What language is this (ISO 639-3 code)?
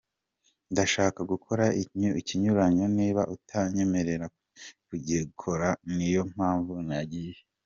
kin